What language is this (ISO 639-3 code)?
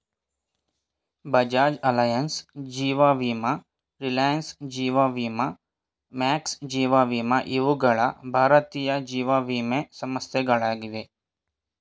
kan